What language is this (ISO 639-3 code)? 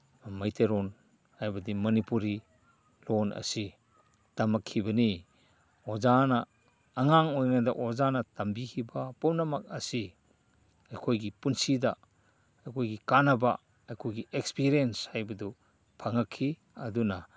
mni